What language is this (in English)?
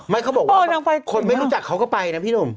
Thai